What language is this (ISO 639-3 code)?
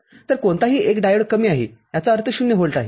mar